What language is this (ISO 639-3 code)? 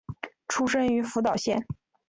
zho